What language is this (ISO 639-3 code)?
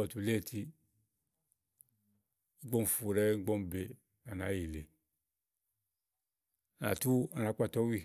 ahl